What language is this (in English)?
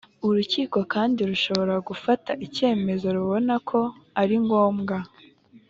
Kinyarwanda